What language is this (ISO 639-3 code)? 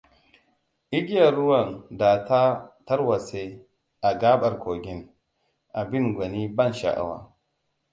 hau